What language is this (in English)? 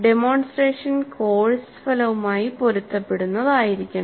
Malayalam